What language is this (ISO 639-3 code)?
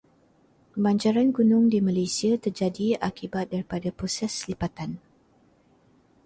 msa